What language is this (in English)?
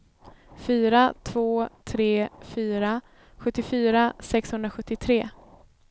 Swedish